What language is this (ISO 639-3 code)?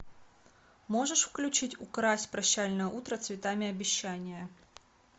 rus